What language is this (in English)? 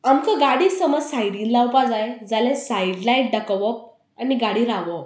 Konkani